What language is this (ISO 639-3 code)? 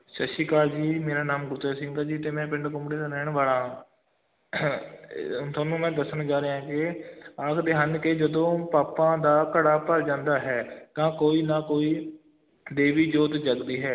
pan